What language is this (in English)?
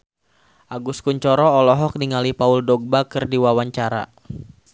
Sundanese